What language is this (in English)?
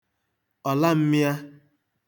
Igbo